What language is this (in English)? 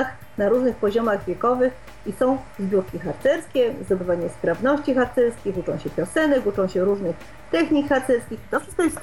Polish